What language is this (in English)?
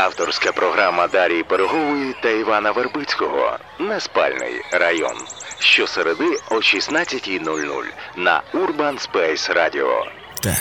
Ukrainian